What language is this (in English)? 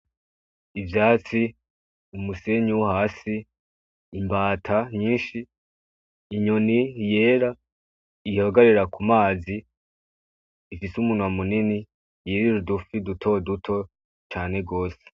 Rundi